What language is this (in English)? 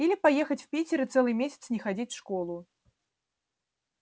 Russian